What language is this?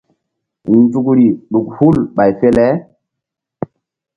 Mbum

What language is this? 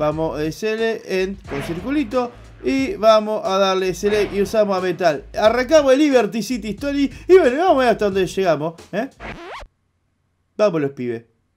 Spanish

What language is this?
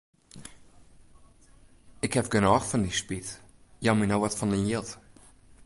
Western Frisian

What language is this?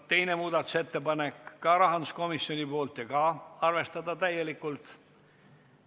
Estonian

